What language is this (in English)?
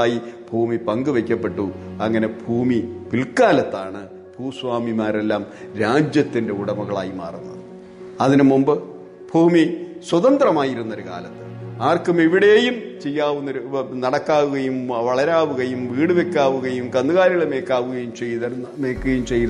Malayalam